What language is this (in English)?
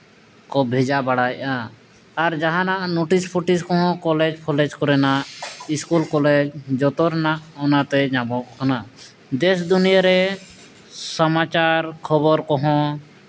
Santali